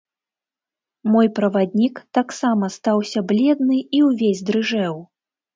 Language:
Belarusian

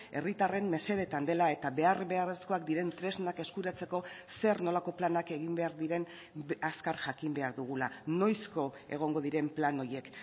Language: Basque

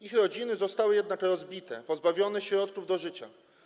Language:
Polish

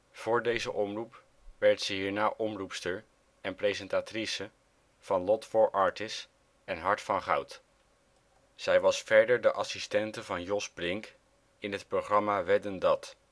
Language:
Dutch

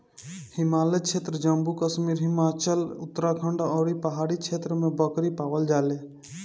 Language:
Bhojpuri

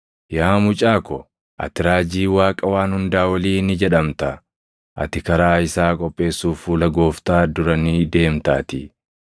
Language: Oromo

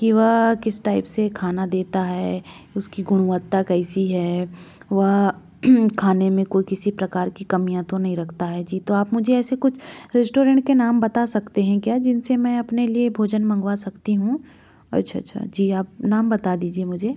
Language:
Hindi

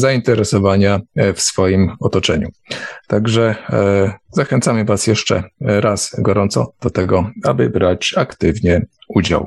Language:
Polish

